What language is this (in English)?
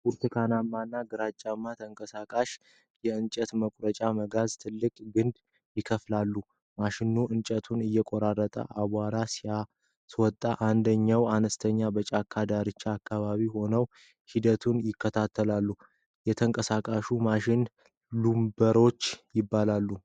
Amharic